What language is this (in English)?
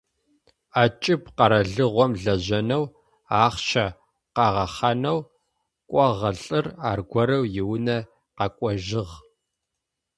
Adyghe